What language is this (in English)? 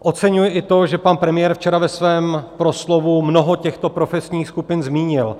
Czech